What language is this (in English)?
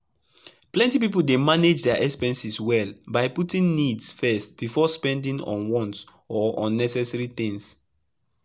Nigerian Pidgin